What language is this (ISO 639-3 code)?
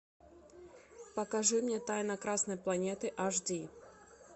rus